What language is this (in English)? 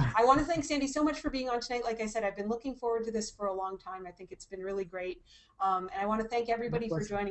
English